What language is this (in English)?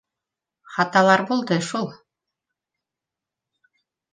Bashkir